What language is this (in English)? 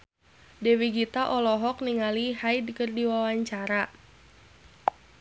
Sundanese